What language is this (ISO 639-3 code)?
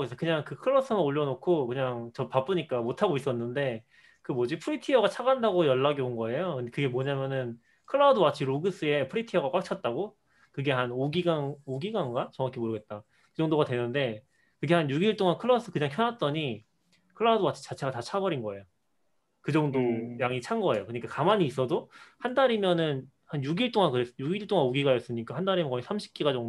kor